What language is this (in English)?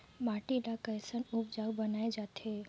Chhattisgarhi